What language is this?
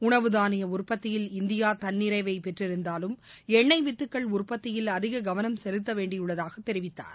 Tamil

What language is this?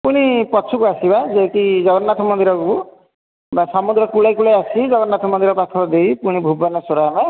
Odia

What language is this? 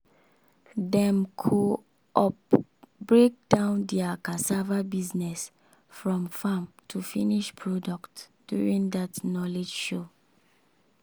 Nigerian Pidgin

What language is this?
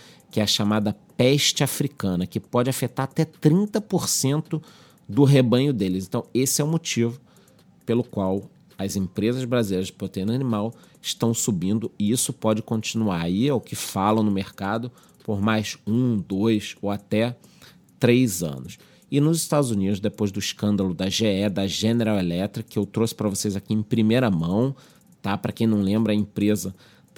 Portuguese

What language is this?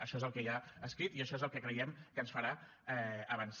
Catalan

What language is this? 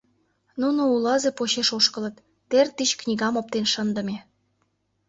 Mari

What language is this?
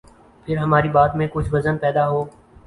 Urdu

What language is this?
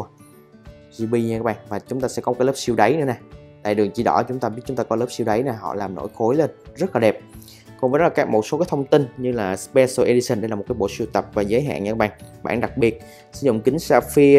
Vietnamese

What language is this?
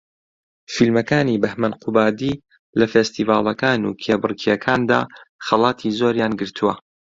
Central Kurdish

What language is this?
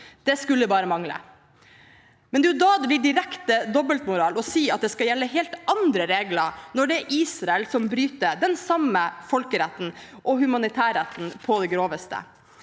Norwegian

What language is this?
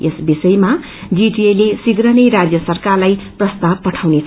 Nepali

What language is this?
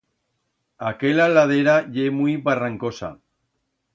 Aragonese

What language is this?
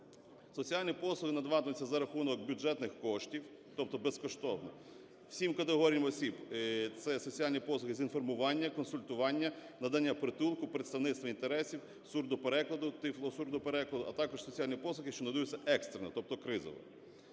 Ukrainian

